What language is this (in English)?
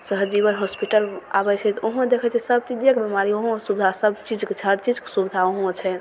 Maithili